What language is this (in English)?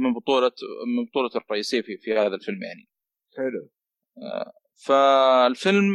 Arabic